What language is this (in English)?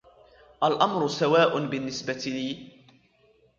Arabic